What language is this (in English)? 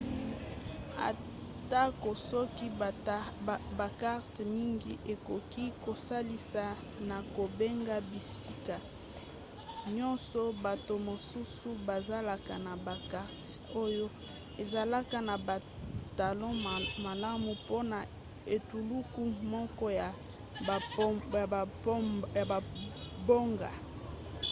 Lingala